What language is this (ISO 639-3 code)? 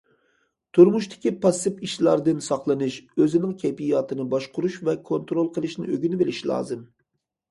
uig